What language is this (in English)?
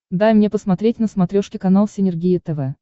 Russian